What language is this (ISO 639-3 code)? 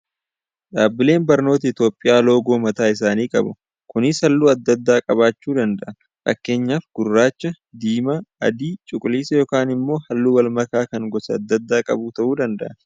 orm